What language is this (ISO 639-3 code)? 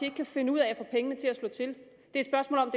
dan